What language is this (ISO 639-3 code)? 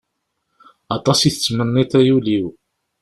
kab